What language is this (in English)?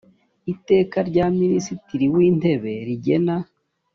Kinyarwanda